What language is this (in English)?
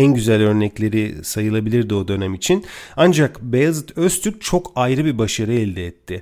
Turkish